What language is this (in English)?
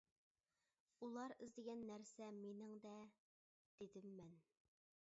Uyghur